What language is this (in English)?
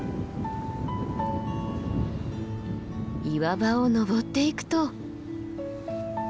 Japanese